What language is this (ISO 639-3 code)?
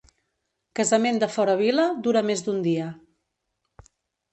cat